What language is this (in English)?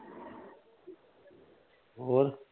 Punjabi